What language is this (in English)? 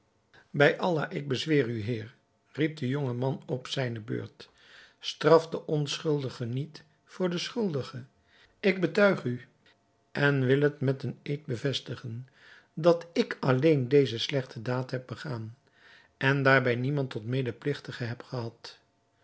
Dutch